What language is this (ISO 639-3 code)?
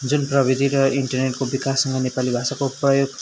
nep